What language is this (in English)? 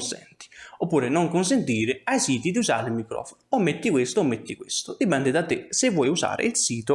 Italian